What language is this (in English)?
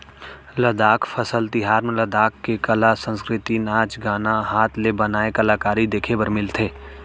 Chhattisgarhi